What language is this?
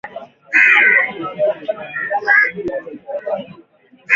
Swahili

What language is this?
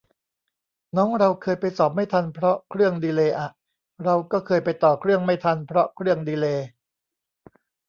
Thai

